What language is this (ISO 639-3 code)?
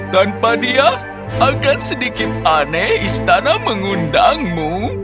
ind